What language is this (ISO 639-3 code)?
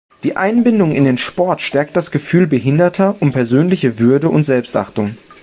deu